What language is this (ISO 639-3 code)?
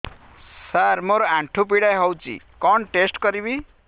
ori